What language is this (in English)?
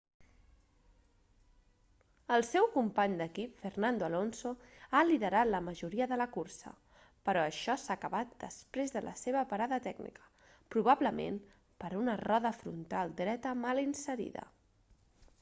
Catalan